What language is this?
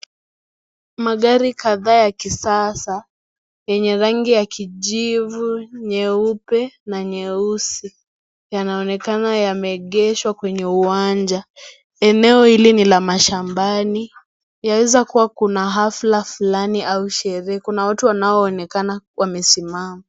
Swahili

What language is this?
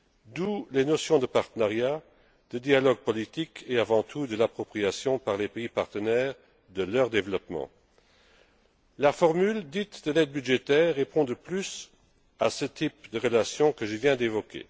French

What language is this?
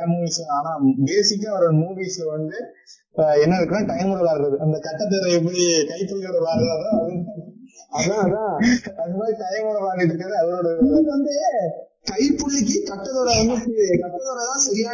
Tamil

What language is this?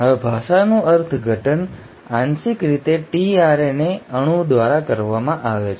Gujarati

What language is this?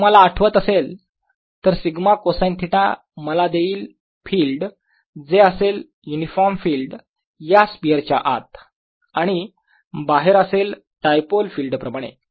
Marathi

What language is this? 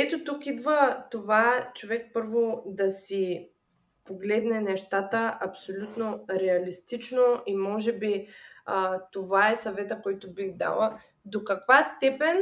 Bulgarian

